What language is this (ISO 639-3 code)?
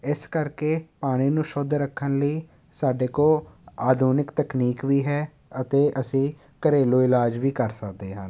pan